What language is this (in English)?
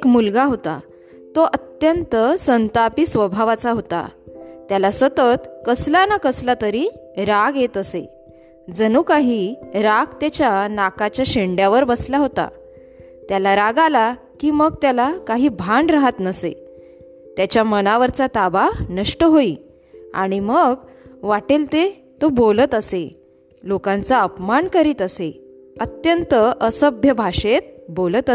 Marathi